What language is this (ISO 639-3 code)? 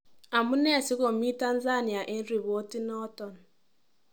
kln